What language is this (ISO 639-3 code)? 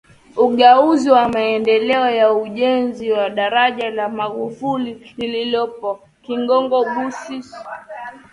swa